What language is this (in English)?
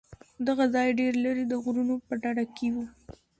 Pashto